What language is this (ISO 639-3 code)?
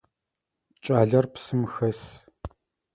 ady